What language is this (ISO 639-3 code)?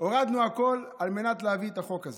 heb